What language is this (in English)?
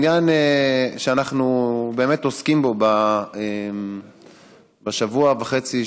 Hebrew